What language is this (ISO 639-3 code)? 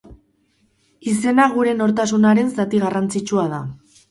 eus